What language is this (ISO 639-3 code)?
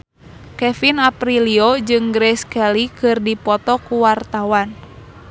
sun